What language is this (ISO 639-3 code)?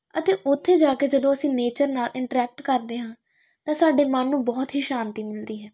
pan